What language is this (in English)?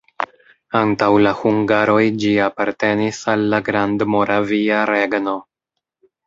Esperanto